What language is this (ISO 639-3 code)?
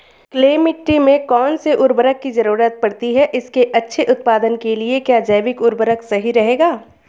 hin